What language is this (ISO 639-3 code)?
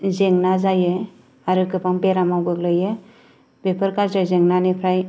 brx